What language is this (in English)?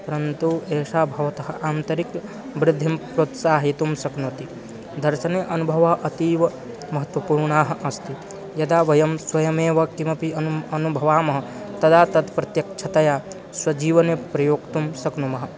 Sanskrit